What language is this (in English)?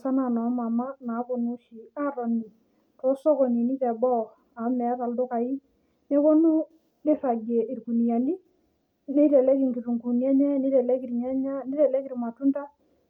Masai